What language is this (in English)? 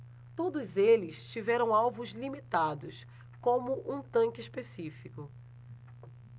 Portuguese